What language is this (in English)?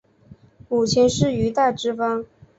Chinese